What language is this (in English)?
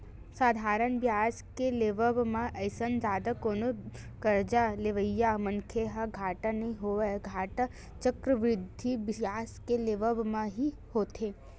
Chhattisgarhi